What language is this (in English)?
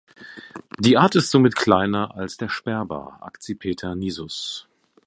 German